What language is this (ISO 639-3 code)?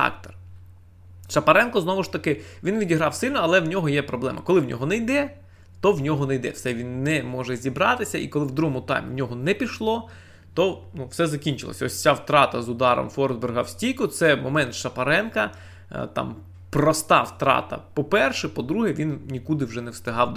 ukr